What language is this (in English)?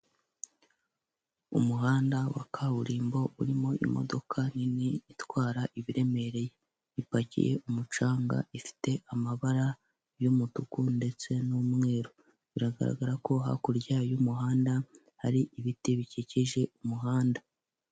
Kinyarwanda